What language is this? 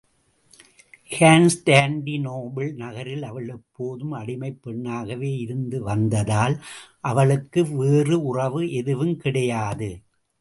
Tamil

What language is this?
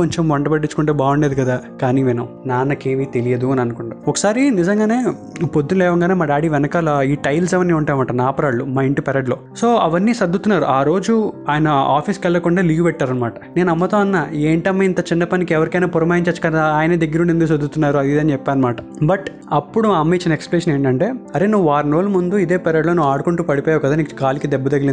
Telugu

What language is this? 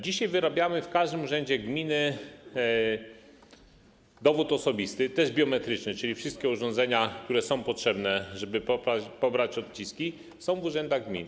Polish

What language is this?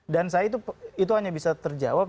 Indonesian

